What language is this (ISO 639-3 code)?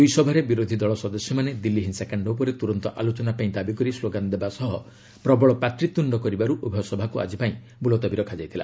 ori